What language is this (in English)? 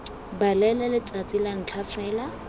Tswana